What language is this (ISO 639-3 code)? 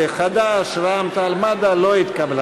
heb